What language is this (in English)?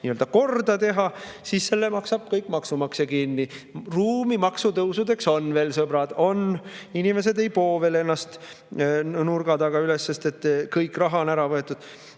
Estonian